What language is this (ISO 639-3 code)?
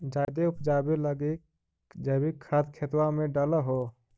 mag